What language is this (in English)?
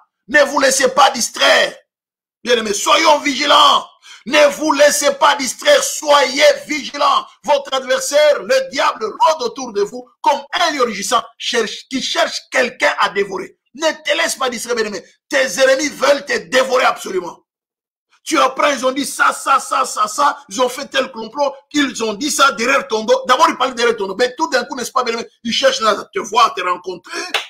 French